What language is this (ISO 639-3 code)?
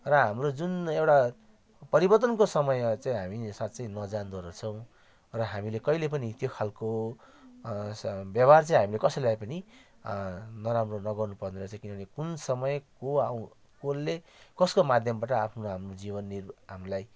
nep